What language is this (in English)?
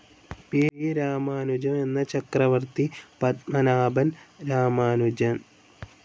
Malayalam